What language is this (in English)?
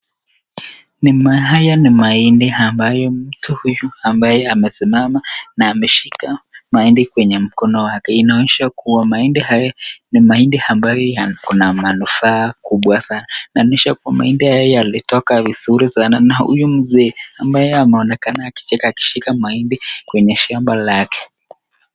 Swahili